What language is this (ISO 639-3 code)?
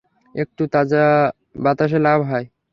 ben